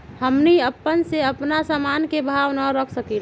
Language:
Magahi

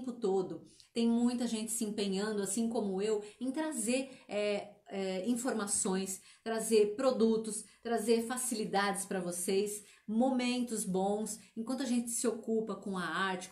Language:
Portuguese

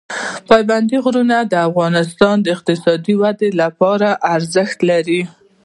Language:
Pashto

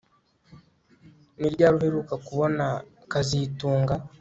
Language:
Kinyarwanda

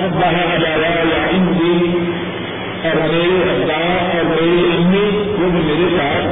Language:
Urdu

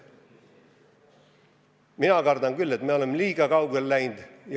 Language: Estonian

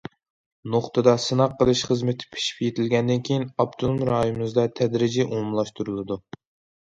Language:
Uyghur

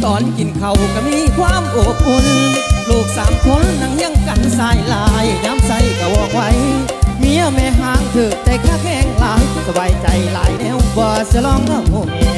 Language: Thai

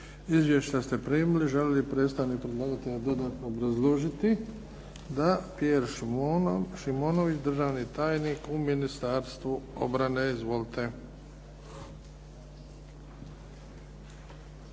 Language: Croatian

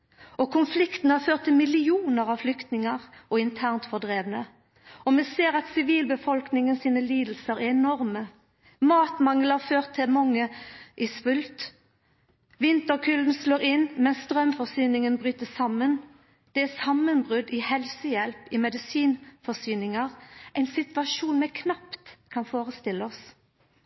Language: Norwegian Nynorsk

